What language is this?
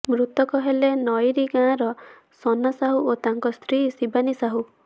Odia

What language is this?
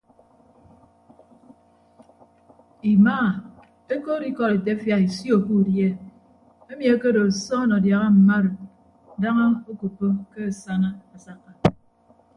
Ibibio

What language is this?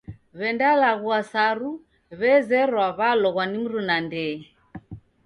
Taita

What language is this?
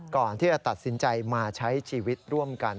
Thai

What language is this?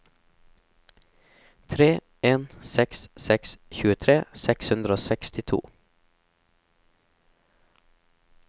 Norwegian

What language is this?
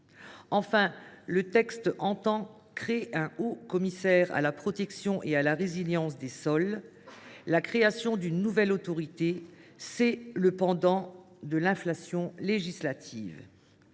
French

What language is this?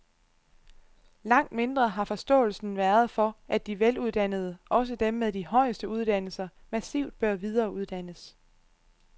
Danish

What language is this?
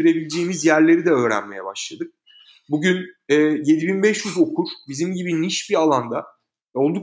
Turkish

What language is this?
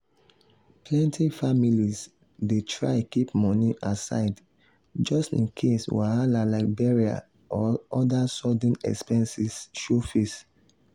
Nigerian Pidgin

